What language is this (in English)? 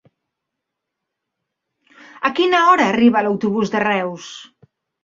Catalan